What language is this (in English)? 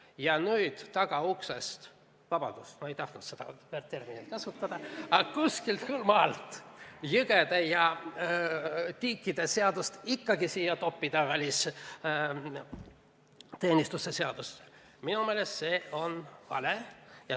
Estonian